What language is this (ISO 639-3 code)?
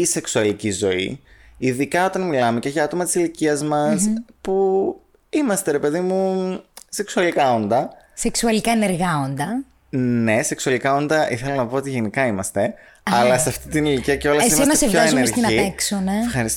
ell